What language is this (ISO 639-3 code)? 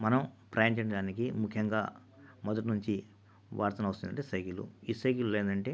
tel